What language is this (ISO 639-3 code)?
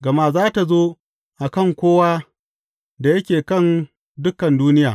hau